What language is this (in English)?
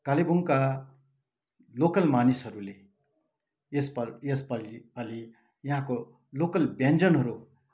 Nepali